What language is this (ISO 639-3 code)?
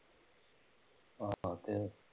pan